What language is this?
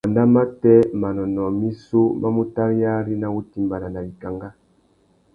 Tuki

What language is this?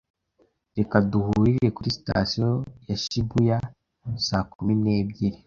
Kinyarwanda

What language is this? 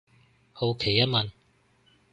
Cantonese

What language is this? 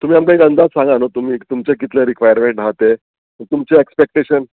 Konkani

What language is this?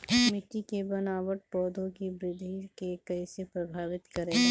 Bhojpuri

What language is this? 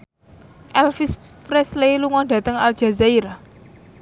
Javanese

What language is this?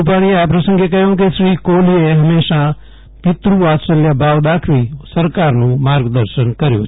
Gujarati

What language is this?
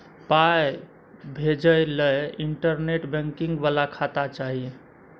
Maithili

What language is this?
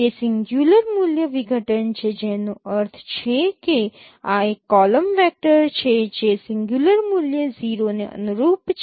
Gujarati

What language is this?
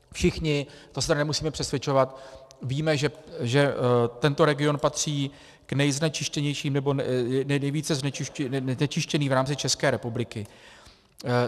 Czech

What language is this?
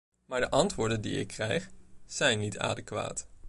Dutch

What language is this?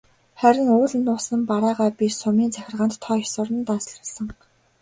Mongolian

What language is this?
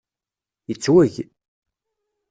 Kabyle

